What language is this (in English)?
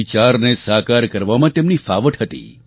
Gujarati